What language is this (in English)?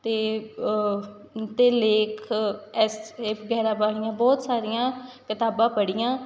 Punjabi